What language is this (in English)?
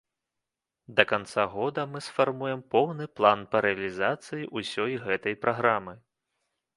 Belarusian